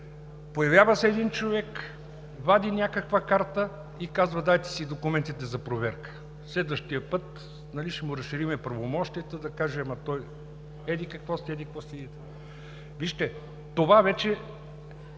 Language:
Bulgarian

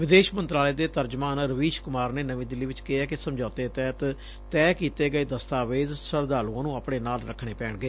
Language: Punjabi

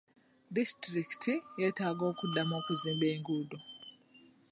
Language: Ganda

